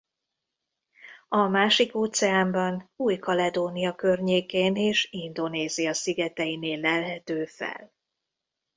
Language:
Hungarian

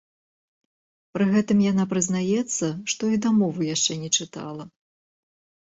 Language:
Belarusian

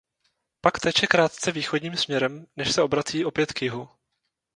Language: Czech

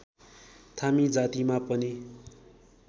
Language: Nepali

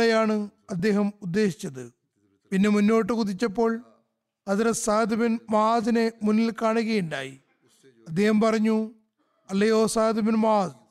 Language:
Malayalam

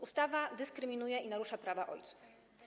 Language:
Polish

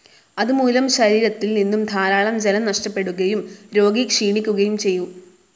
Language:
Malayalam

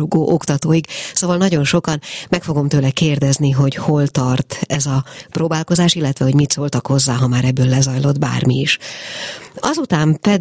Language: Hungarian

